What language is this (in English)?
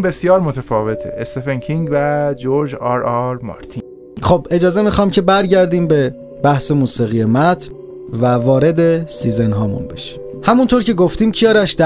Persian